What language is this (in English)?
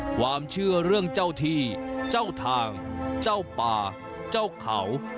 Thai